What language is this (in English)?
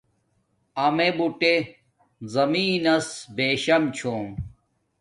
Domaaki